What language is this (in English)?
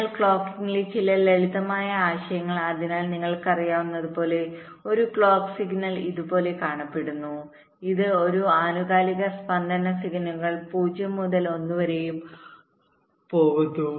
Malayalam